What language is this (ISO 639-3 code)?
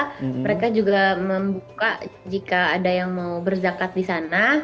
ind